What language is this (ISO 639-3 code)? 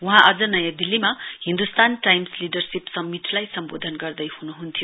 nep